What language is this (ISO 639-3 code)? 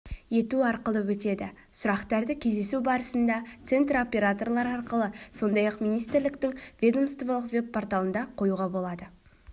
kaz